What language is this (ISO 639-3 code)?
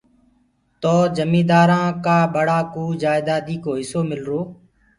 ggg